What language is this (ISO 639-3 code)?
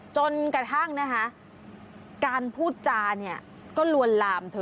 tha